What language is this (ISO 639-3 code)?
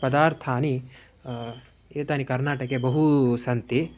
san